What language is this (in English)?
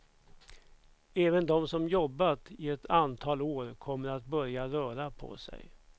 Swedish